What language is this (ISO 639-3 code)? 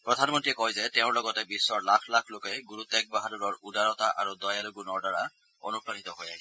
asm